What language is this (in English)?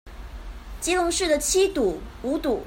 Chinese